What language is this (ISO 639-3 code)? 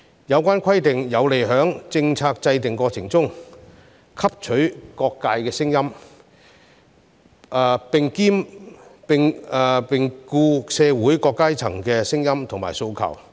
yue